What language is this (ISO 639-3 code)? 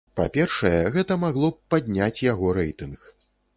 bel